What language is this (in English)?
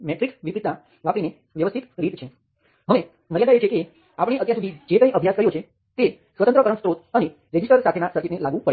Gujarati